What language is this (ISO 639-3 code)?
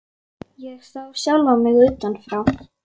isl